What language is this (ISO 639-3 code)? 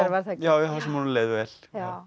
isl